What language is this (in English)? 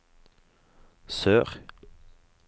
Norwegian